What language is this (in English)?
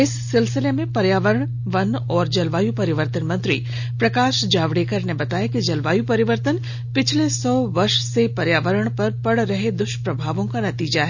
Hindi